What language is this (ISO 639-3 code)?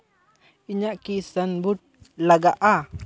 sat